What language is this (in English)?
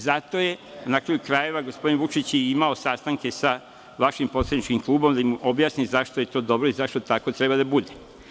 Serbian